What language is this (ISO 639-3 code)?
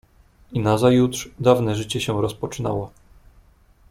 pol